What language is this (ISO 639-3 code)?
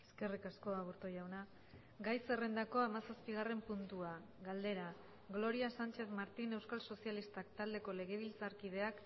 eus